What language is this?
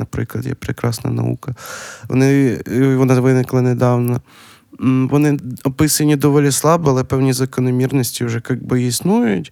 Ukrainian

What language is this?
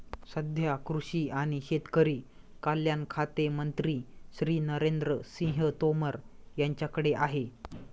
Marathi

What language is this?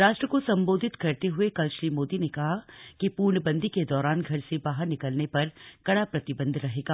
Hindi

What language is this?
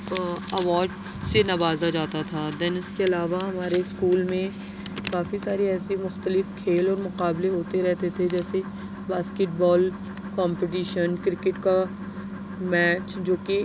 Urdu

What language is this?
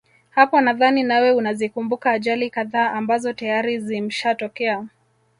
Swahili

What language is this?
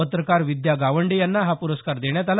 Marathi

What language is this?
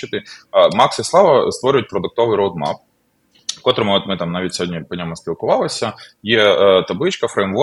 Ukrainian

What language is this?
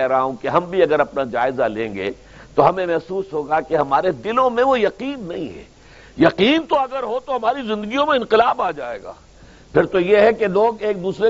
Urdu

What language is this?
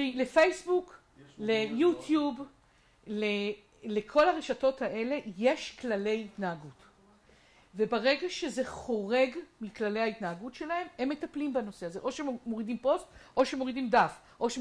Hebrew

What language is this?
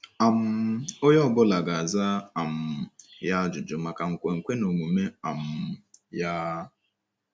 Igbo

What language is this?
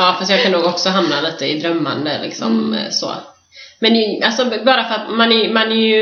Swedish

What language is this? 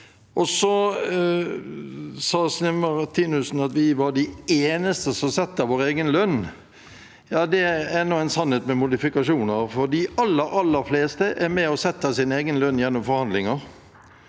Norwegian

